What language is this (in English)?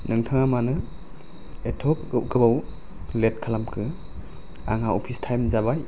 Bodo